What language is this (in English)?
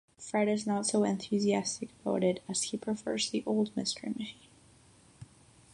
English